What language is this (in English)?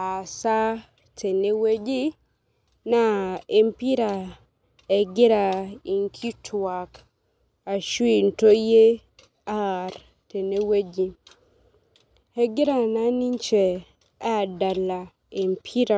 Masai